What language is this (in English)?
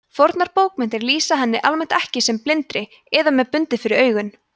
Icelandic